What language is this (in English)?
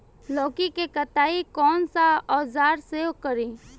Bhojpuri